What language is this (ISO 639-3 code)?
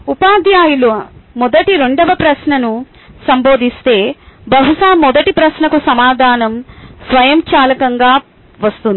tel